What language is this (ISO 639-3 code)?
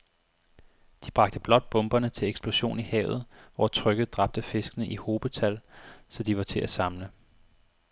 dan